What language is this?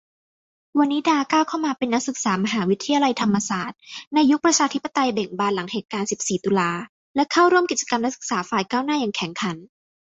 Thai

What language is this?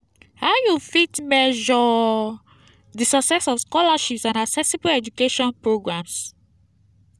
Nigerian Pidgin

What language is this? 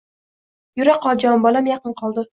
Uzbek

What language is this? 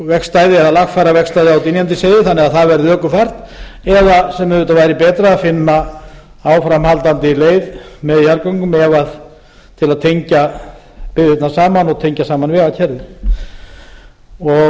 Icelandic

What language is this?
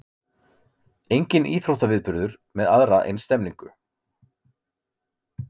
Icelandic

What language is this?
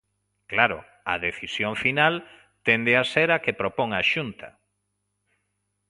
Galician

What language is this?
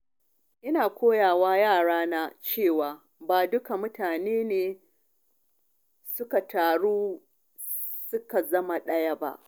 Hausa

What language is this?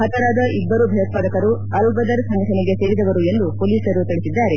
Kannada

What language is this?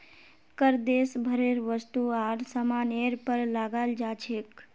Magahi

